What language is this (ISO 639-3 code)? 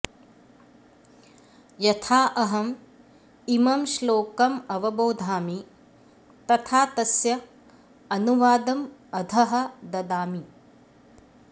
san